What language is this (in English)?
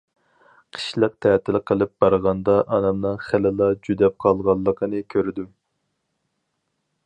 Uyghur